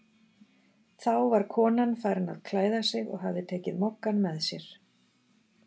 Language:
Icelandic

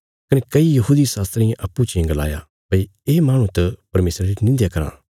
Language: Bilaspuri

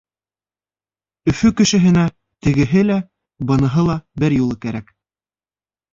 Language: Bashkir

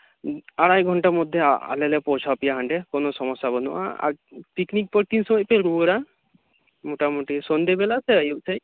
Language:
Santali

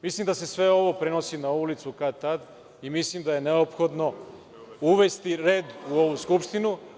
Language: Serbian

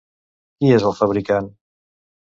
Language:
Catalan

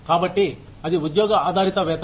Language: Telugu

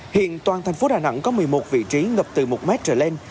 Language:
Vietnamese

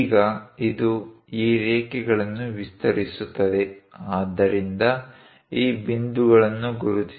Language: Kannada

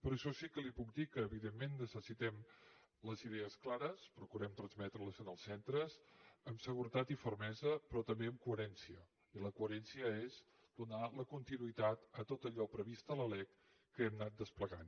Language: Catalan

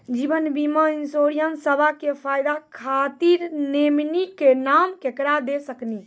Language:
Maithili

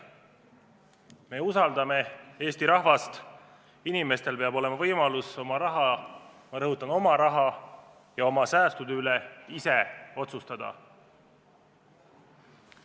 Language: Estonian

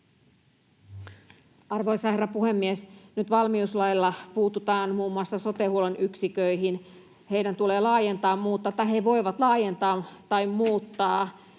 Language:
Finnish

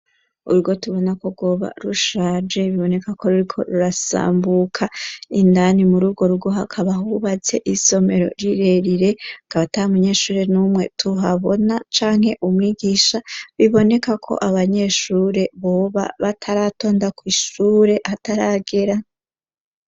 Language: Rundi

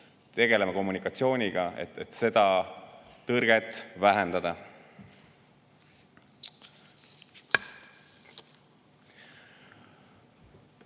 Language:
Estonian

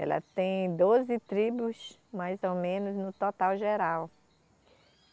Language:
Portuguese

